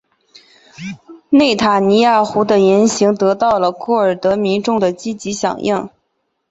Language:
Chinese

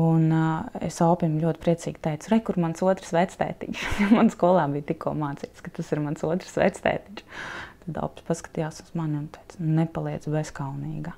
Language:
Latvian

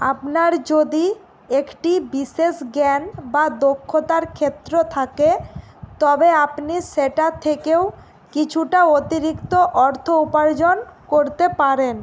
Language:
Bangla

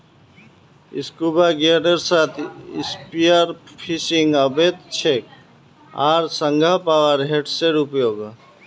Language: Magahi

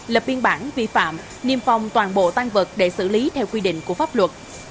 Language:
Vietnamese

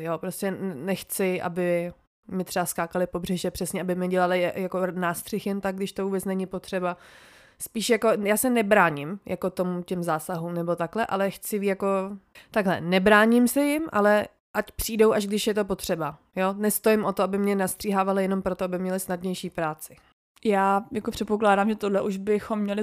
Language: Czech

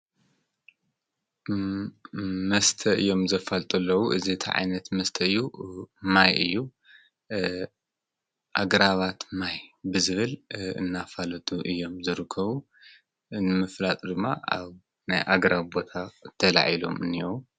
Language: Tigrinya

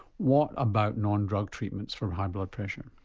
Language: English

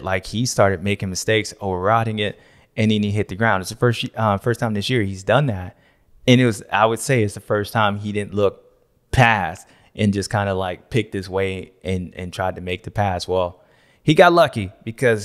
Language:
English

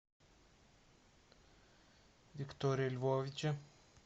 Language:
Russian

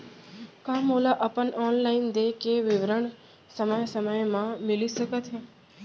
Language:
Chhattisgarhi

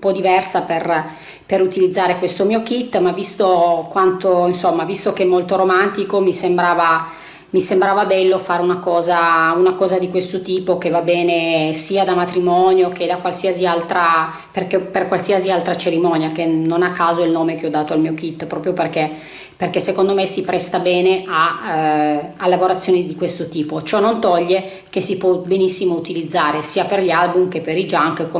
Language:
Italian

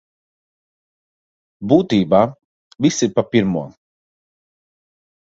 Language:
Latvian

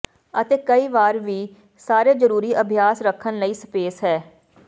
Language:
Punjabi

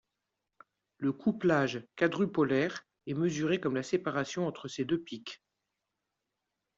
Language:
French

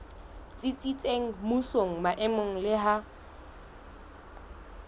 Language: Southern Sotho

